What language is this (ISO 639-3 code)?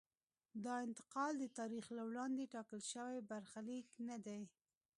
pus